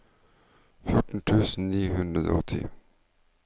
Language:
Norwegian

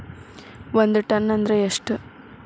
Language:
Kannada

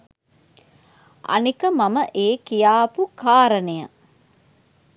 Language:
Sinhala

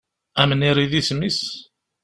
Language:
Kabyle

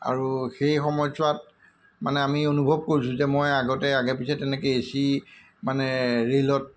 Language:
Assamese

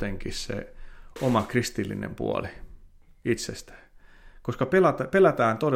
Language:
Finnish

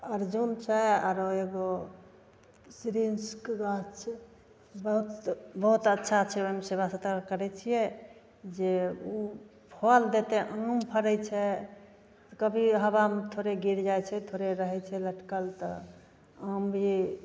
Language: Maithili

